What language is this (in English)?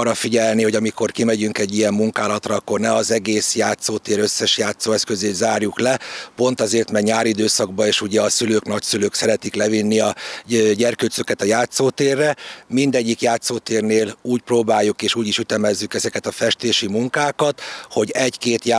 Hungarian